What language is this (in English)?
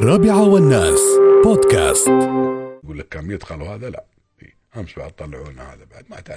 Arabic